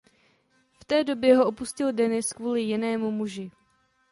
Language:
Czech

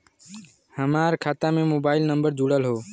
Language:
Bhojpuri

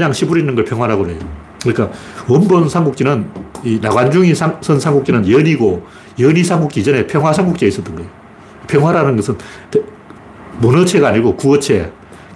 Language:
Korean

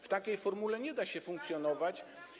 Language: Polish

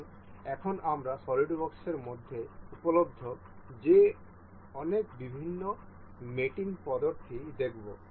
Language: Bangla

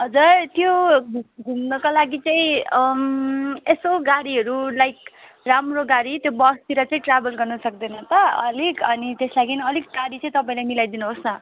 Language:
Nepali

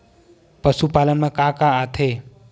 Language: Chhattisgarhi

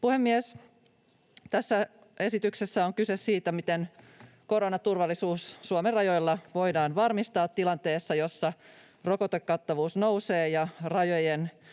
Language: Finnish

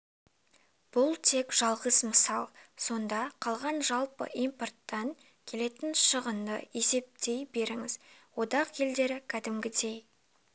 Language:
Kazakh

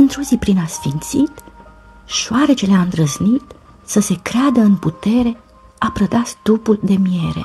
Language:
Romanian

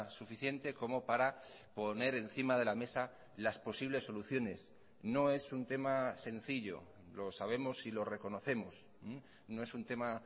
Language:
Spanish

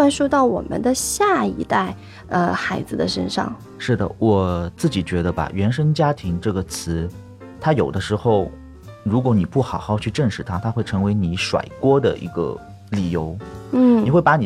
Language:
Chinese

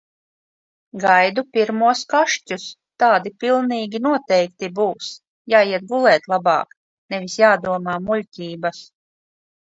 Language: Latvian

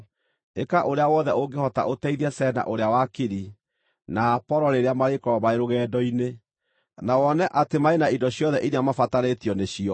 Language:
Kikuyu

